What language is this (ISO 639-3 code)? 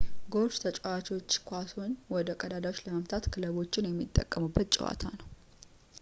amh